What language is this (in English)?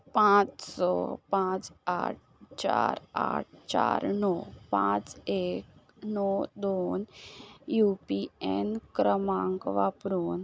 Konkani